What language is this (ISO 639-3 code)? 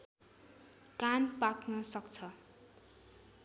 nep